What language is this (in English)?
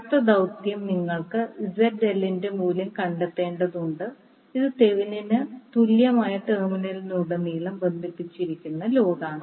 Malayalam